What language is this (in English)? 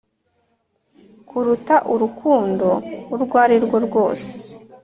Kinyarwanda